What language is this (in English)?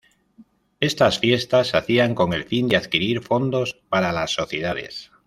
Spanish